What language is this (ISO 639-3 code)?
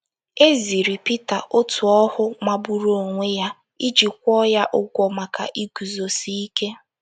ibo